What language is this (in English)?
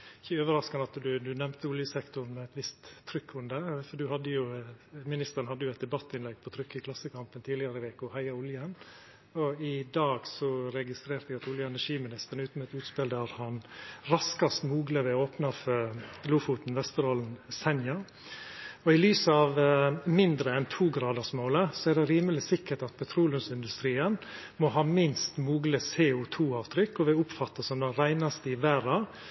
Norwegian Nynorsk